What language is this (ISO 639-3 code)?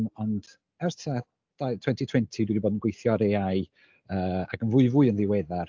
cym